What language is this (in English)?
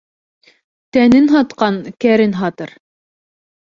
Bashkir